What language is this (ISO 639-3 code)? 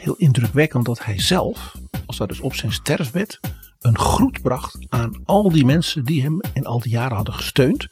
nld